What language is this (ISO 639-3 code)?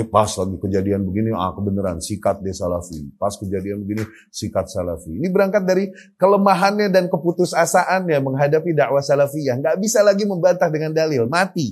ind